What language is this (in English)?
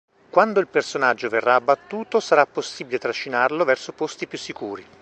Italian